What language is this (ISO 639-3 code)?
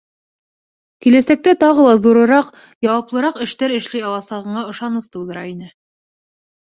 bak